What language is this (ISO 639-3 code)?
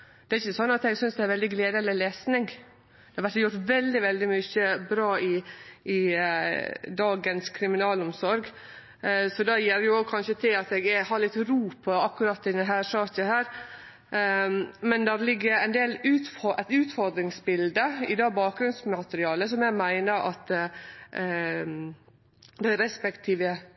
nno